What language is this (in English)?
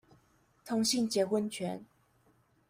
Chinese